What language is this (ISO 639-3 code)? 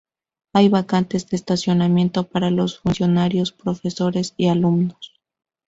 spa